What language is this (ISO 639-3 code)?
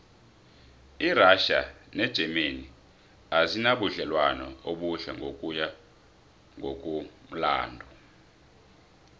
nbl